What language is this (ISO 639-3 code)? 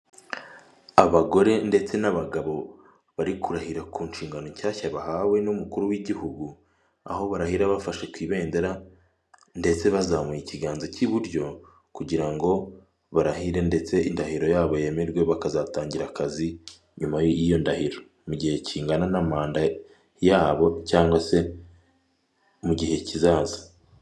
kin